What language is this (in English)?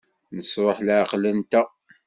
Kabyle